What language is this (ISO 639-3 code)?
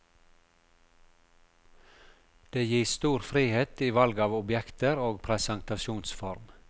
nor